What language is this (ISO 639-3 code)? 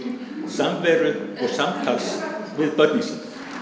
isl